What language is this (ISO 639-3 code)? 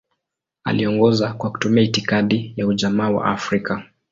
swa